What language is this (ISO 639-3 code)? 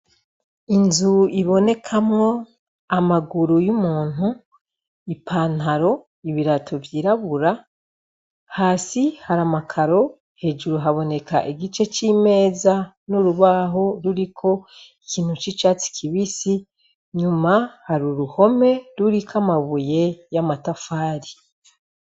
run